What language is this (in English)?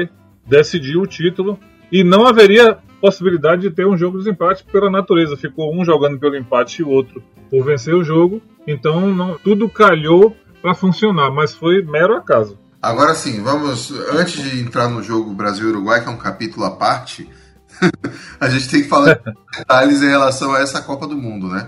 Portuguese